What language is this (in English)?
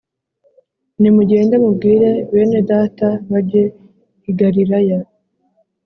Kinyarwanda